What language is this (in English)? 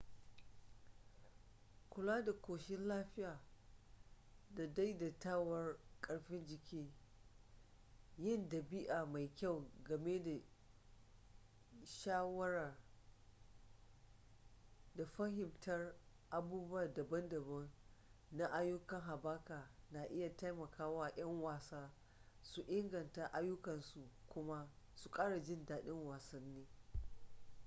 Hausa